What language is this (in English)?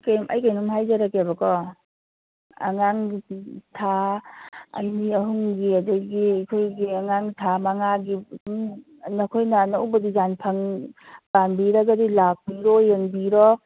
Manipuri